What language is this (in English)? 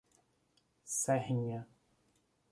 Portuguese